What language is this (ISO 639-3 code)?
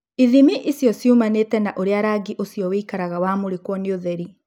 kik